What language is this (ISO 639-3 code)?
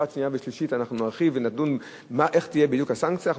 heb